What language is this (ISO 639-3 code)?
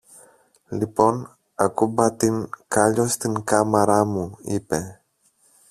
ell